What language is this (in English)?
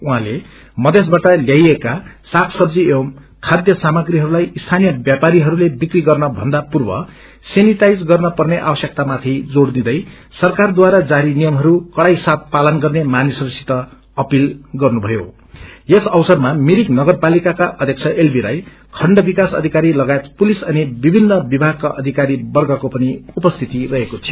Nepali